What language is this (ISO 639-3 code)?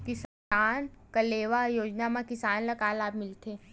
hne